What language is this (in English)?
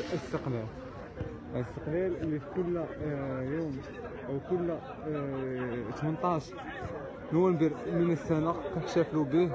Arabic